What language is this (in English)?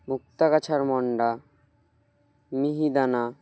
Bangla